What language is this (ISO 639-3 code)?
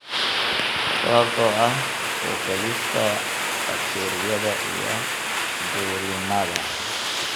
som